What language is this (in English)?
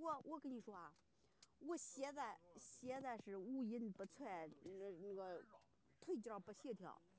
Chinese